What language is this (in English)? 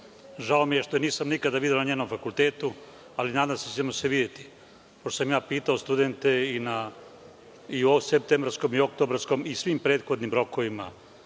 Serbian